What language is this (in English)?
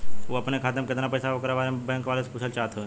Bhojpuri